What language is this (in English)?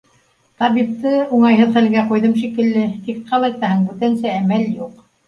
Bashkir